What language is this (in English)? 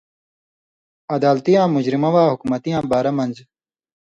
Indus Kohistani